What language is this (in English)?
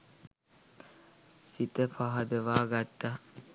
Sinhala